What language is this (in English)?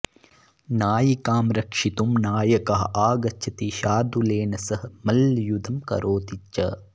Sanskrit